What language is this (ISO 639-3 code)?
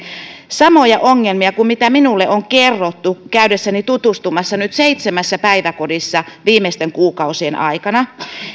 fin